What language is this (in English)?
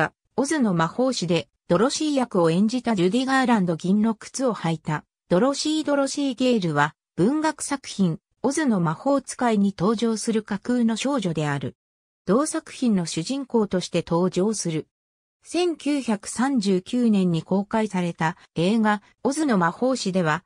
Japanese